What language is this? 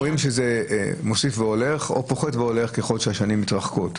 Hebrew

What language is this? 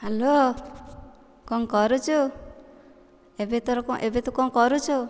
Odia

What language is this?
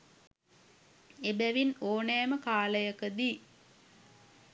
Sinhala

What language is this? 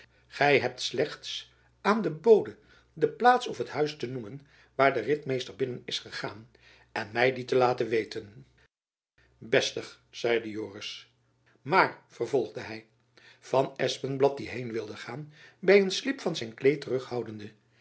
Dutch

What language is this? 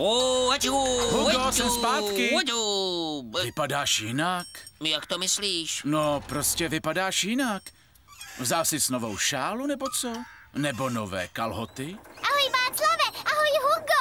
Czech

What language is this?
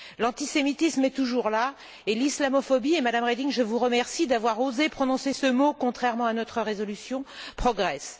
French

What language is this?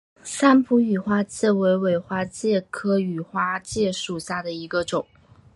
Chinese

